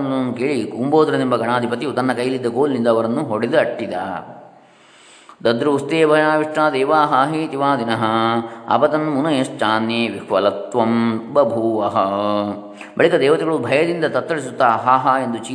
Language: Kannada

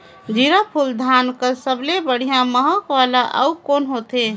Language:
Chhattisgarhi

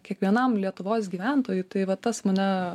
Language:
Lithuanian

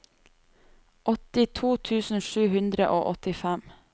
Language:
Norwegian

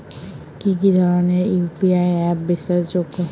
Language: Bangla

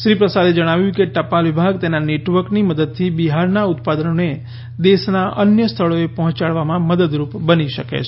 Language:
Gujarati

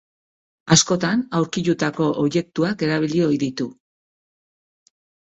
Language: Basque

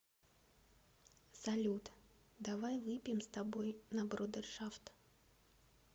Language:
Russian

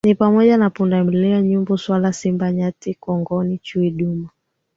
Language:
Swahili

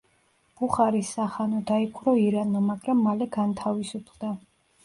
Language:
Georgian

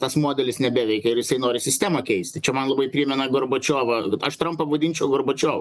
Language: Lithuanian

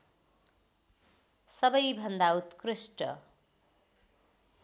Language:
Nepali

